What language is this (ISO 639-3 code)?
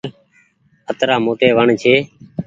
gig